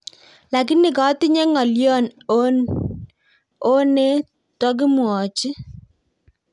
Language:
Kalenjin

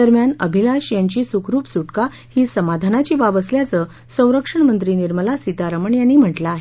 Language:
Marathi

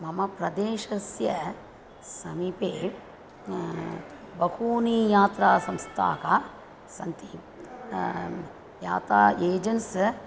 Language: Sanskrit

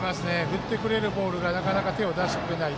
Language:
Japanese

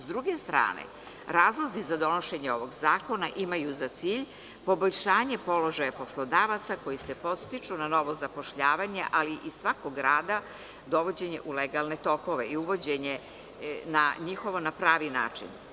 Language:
Serbian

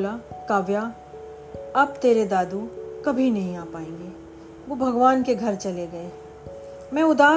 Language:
Hindi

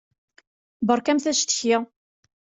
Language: Kabyle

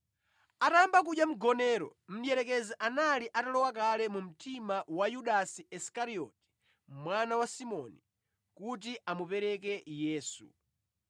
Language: Nyanja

